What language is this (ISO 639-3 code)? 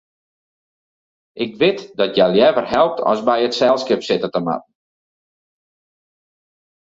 fry